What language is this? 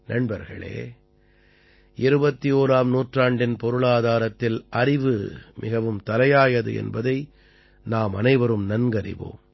Tamil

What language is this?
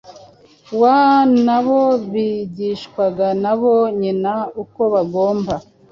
Kinyarwanda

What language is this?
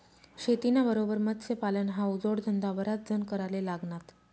Marathi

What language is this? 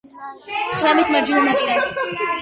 Georgian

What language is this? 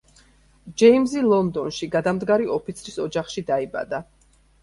Georgian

